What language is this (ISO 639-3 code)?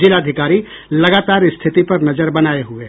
hin